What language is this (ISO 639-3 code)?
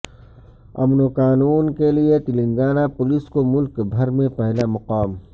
urd